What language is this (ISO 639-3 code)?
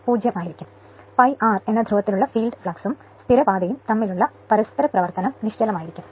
mal